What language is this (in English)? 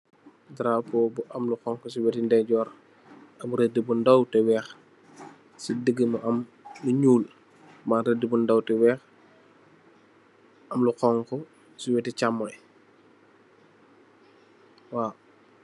Wolof